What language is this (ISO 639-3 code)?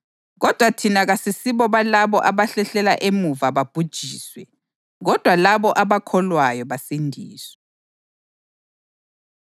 nde